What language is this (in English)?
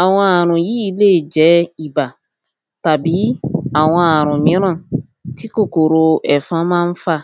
Yoruba